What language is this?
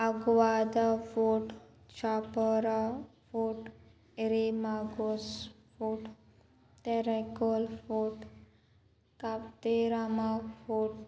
Konkani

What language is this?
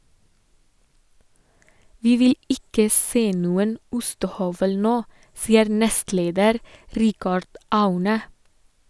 Norwegian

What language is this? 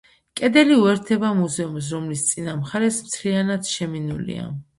Georgian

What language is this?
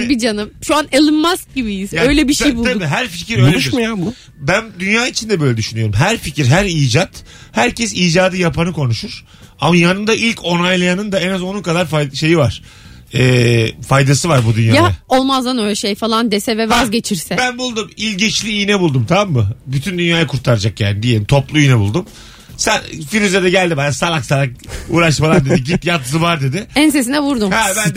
Turkish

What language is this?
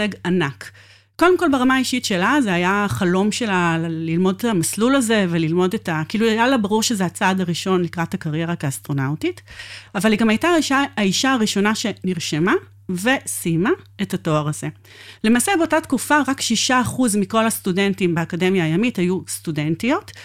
Hebrew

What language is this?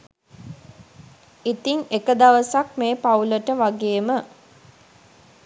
Sinhala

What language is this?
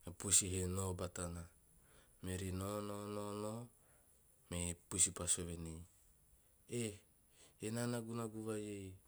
Teop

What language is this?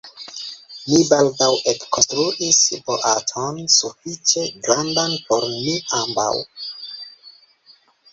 Esperanto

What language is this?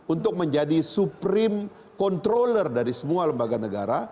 Indonesian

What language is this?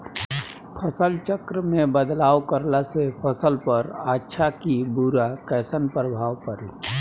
Bhojpuri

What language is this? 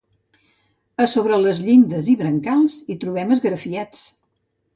Catalan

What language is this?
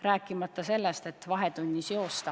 Estonian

